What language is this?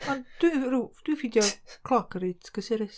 Welsh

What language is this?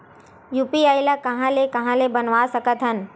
Chhattisgarhi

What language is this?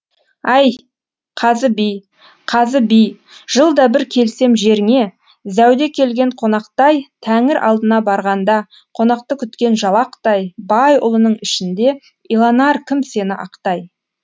Kazakh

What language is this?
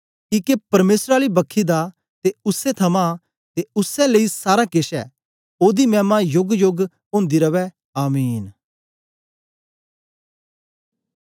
Dogri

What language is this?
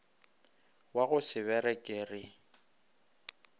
Northern Sotho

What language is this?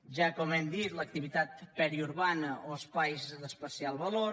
Catalan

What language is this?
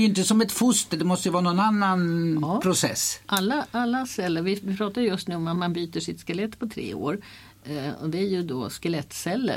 Swedish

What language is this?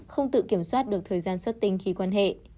Vietnamese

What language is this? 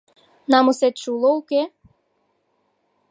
Mari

